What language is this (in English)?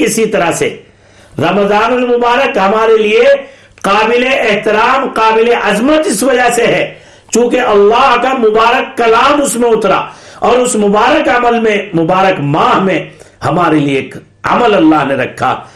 Urdu